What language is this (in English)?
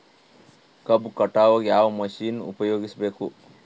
Kannada